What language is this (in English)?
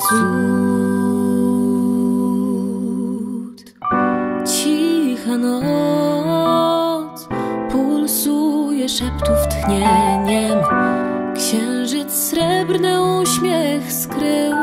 Polish